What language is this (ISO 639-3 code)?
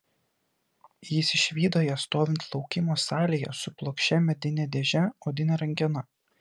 lit